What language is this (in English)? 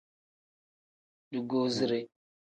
Tem